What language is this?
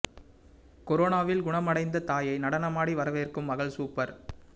Tamil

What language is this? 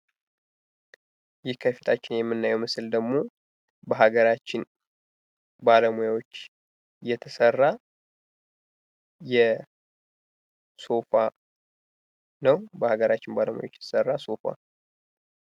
Amharic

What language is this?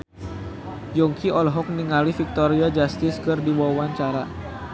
Sundanese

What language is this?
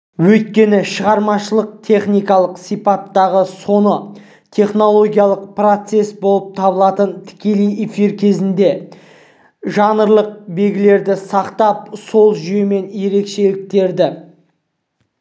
Kazakh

